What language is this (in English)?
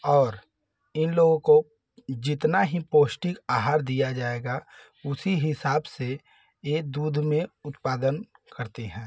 Hindi